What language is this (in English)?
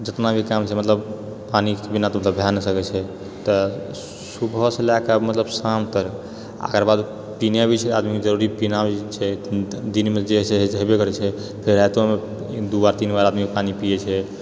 Maithili